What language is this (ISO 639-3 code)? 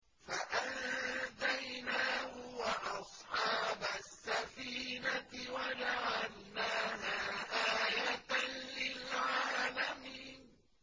ara